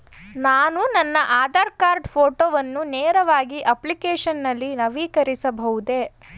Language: Kannada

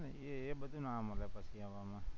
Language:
Gujarati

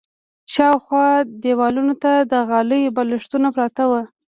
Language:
Pashto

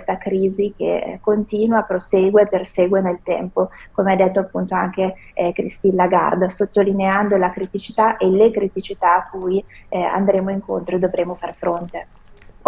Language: Italian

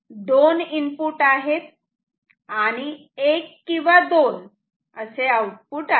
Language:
Marathi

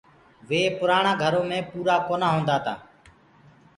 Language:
Gurgula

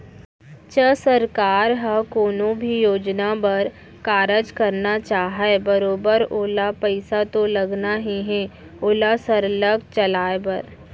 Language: Chhattisgarhi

